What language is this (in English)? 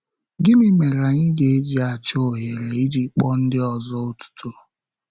Igbo